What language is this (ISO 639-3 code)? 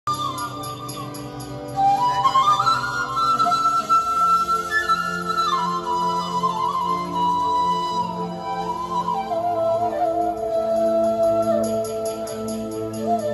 ind